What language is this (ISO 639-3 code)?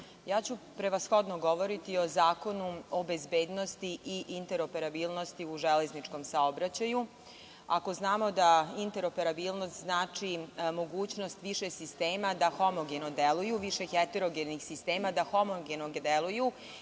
srp